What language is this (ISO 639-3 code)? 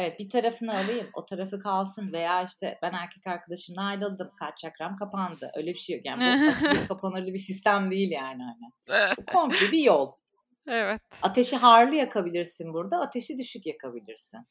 tur